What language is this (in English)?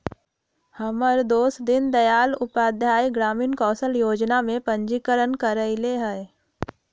Magahi